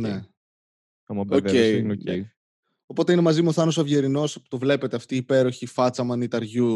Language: Greek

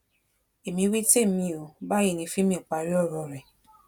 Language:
Yoruba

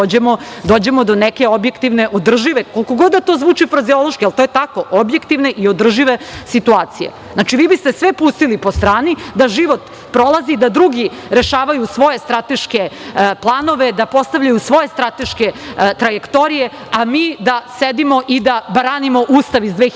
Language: Serbian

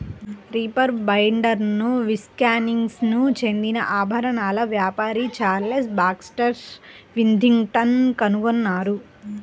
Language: Telugu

